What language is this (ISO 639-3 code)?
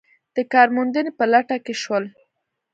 pus